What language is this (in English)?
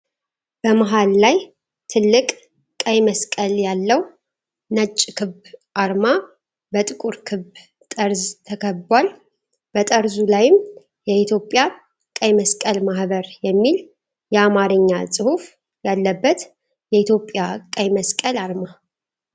Amharic